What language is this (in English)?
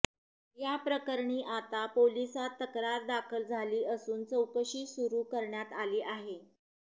Marathi